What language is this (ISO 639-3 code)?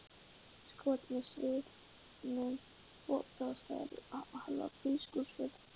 isl